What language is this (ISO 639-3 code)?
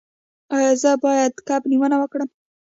pus